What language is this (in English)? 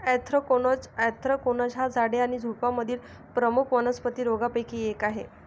Marathi